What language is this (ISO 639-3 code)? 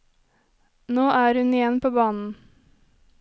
nor